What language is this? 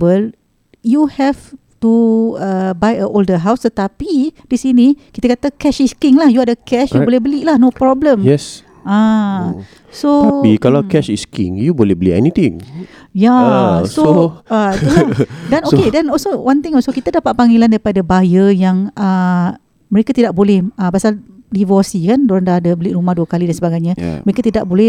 Malay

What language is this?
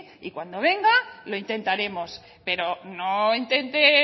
Spanish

